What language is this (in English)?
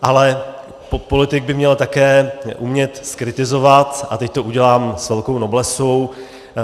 Czech